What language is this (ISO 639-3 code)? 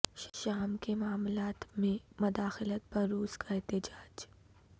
urd